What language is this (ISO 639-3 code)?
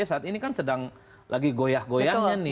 ind